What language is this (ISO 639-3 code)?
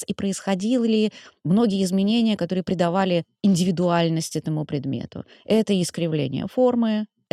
rus